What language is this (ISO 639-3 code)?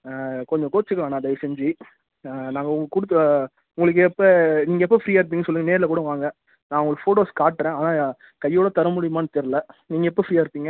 tam